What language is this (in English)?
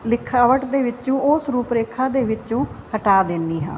Punjabi